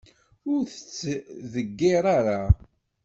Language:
Kabyle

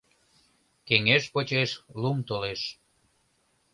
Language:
Mari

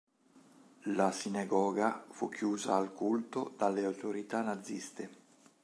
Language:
Italian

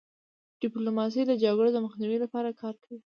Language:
Pashto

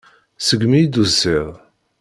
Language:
Kabyle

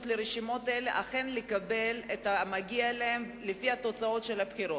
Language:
Hebrew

